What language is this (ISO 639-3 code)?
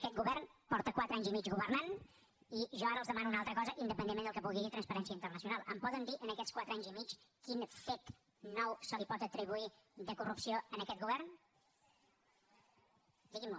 cat